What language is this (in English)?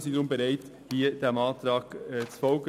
Swiss German